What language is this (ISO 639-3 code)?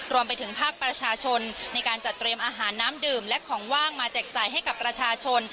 tha